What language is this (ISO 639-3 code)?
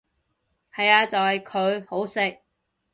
yue